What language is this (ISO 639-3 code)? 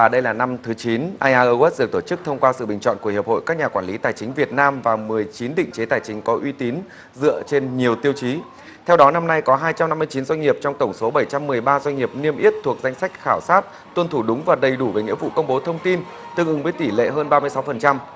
vie